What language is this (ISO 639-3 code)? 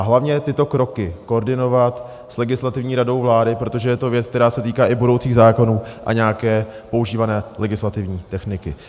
ces